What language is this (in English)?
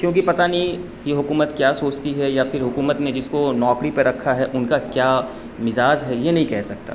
Urdu